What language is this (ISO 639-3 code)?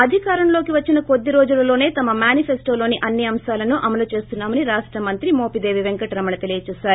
tel